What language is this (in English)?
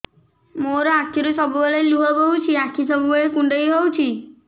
Odia